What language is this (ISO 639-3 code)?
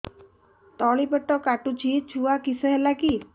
ori